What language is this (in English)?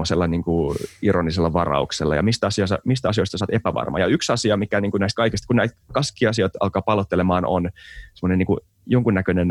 Finnish